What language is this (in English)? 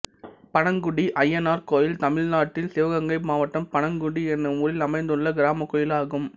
Tamil